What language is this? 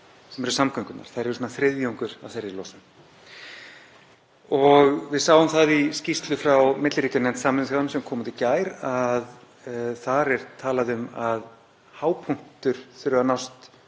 Icelandic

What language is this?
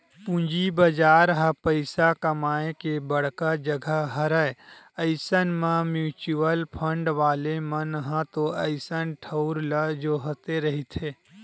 Chhattisgarhi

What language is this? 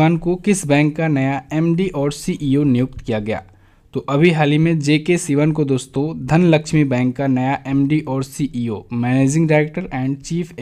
Hindi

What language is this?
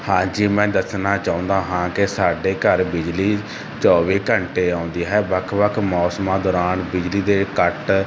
Punjabi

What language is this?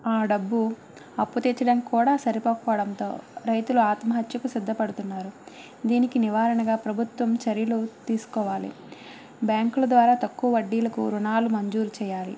Telugu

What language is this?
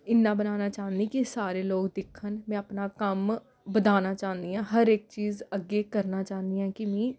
Dogri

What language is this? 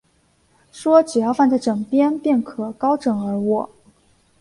Chinese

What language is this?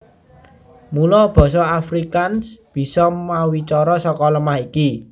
Javanese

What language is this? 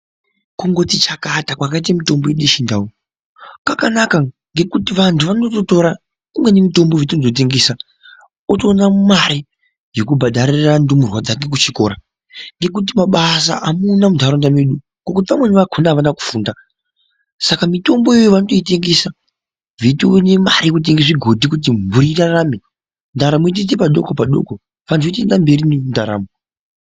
Ndau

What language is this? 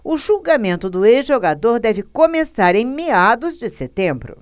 Portuguese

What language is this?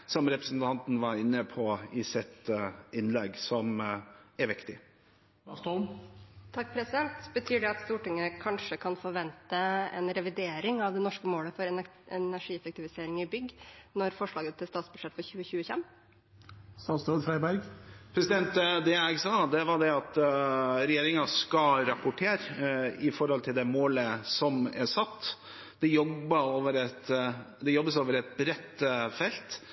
Norwegian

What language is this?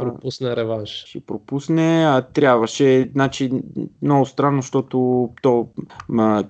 Bulgarian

